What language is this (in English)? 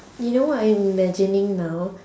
English